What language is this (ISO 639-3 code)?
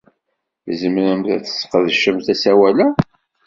kab